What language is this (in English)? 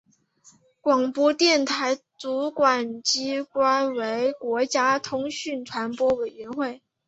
Chinese